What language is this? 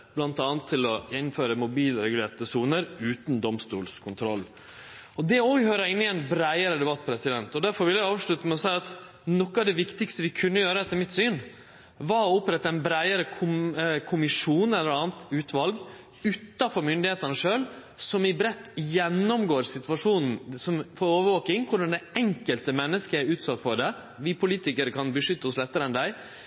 Norwegian Nynorsk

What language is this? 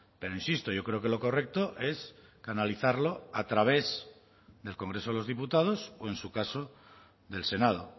Spanish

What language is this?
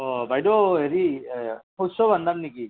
Assamese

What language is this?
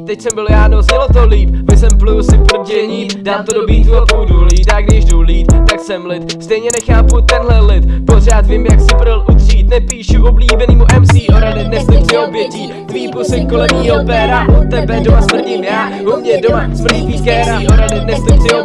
Czech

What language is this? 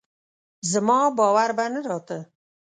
Pashto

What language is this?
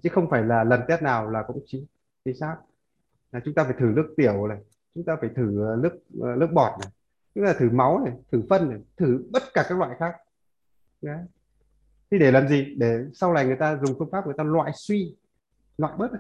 Vietnamese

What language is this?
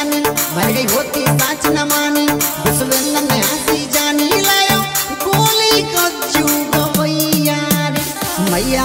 Thai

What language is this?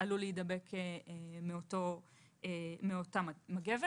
Hebrew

